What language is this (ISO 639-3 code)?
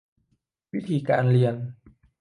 tha